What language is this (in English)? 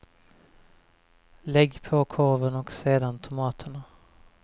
Swedish